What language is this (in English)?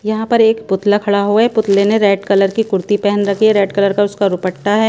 Hindi